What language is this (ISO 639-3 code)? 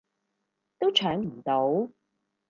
yue